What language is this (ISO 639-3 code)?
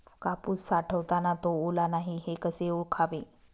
mar